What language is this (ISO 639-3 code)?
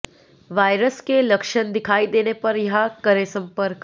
hin